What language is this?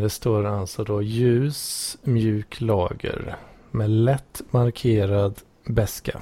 Swedish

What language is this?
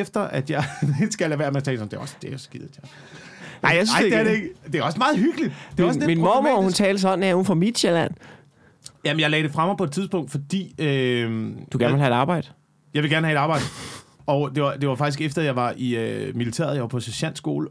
Danish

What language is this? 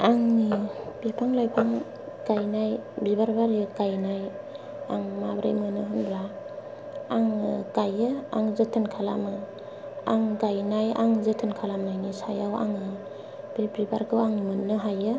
Bodo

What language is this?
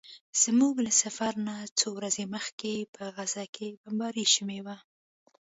Pashto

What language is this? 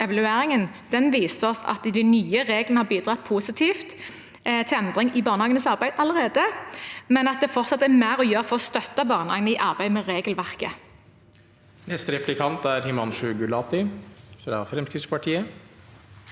Norwegian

